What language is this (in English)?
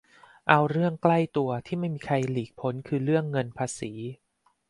Thai